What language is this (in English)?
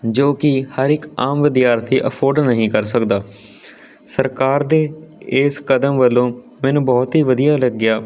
Punjabi